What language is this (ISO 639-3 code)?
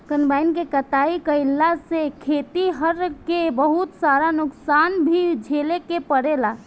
bho